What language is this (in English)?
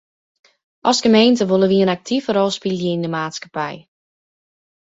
Western Frisian